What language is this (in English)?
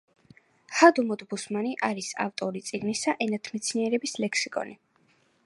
Georgian